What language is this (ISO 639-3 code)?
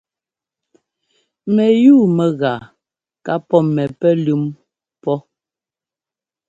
jgo